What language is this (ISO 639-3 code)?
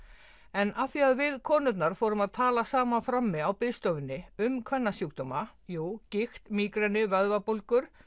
isl